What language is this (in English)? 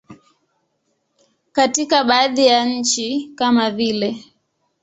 Swahili